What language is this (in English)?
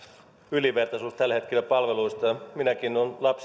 Finnish